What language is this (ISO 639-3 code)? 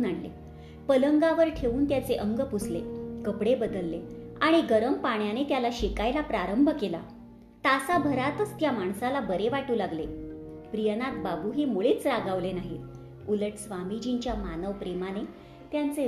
mar